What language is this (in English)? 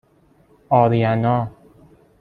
Persian